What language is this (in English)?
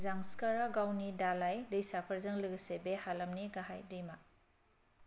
Bodo